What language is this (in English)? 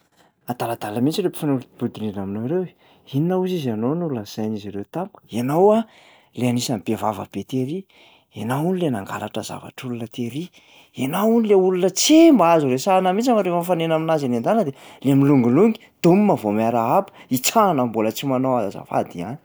Malagasy